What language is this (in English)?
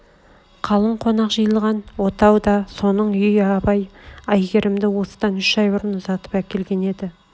Kazakh